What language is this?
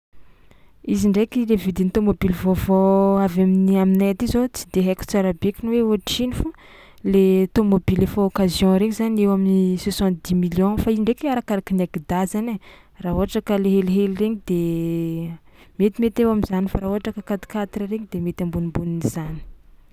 Tsimihety Malagasy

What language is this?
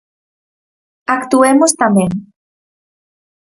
Galician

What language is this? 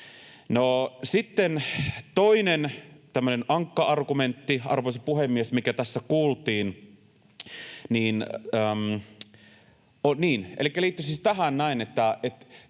Finnish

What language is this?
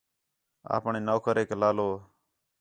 Khetrani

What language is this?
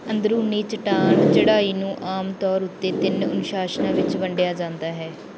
Punjabi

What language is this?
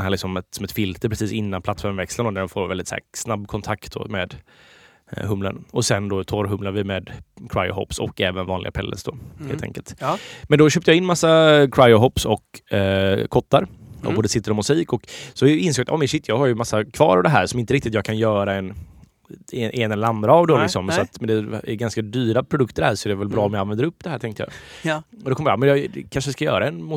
Swedish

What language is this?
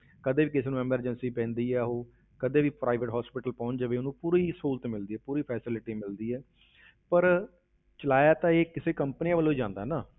Punjabi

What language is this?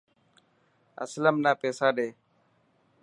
Dhatki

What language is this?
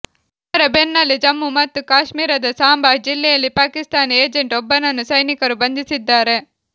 Kannada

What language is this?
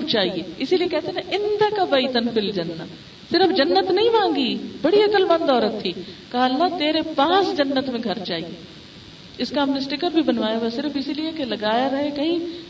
Urdu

